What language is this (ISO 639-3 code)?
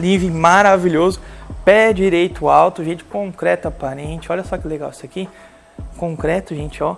por